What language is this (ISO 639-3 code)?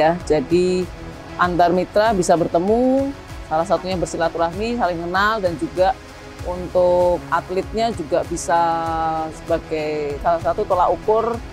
ind